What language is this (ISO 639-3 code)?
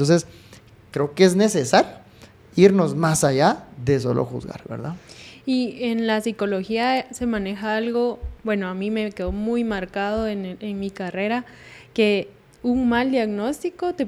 spa